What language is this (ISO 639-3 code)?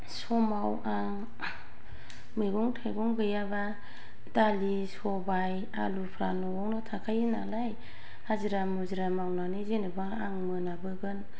brx